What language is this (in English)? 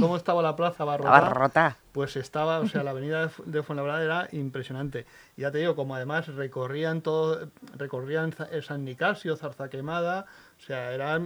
Spanish